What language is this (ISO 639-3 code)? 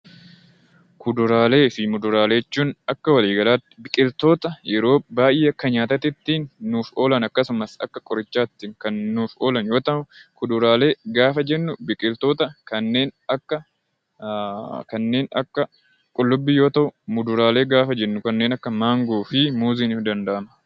orm